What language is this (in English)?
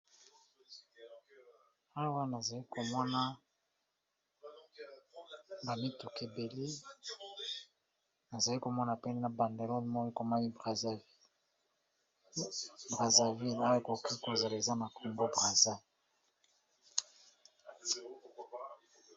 Lingala